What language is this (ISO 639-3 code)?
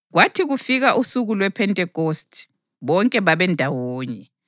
nde